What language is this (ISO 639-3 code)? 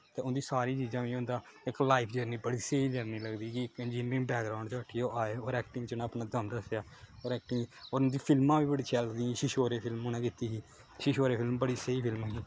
doi